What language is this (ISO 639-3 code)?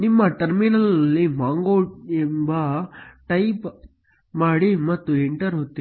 kan